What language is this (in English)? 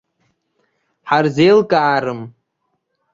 Abkhazian